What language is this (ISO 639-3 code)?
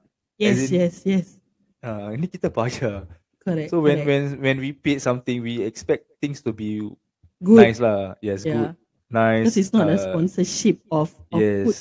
msa